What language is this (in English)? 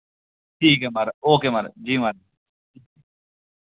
Dogri